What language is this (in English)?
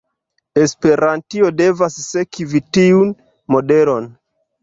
Esperanto